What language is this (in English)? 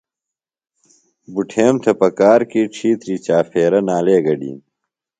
Phalura